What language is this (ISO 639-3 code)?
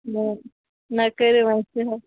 kas